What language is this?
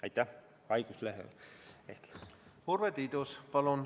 Estonian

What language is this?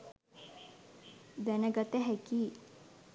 Sinhala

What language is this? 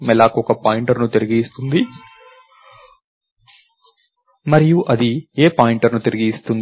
Telugu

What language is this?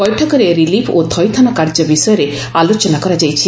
Odia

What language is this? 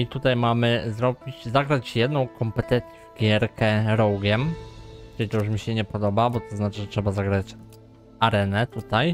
Polish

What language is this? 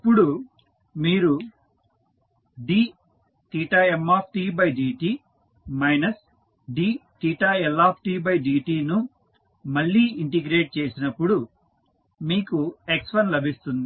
Telugu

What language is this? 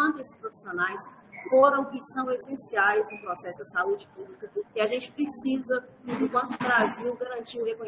Portuguese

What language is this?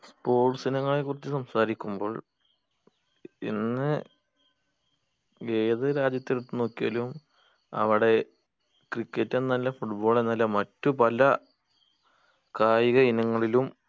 Malayalam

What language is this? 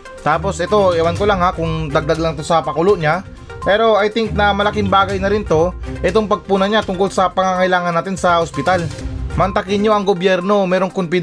Filipino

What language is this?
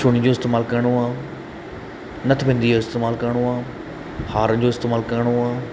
Sindhi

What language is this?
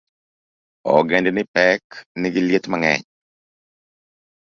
Luo (Kenya and Tanzania)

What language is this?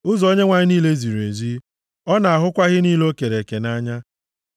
Igbo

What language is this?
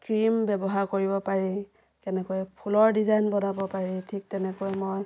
Assamese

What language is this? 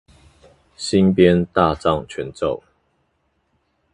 Chinese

